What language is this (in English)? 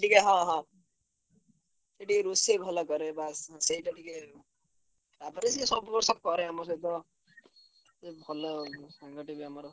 Odia